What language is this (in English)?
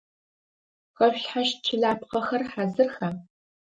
Adyghe